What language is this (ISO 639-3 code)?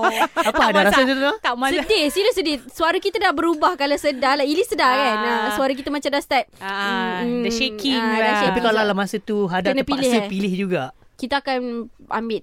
msa